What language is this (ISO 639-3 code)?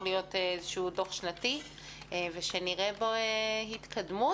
heb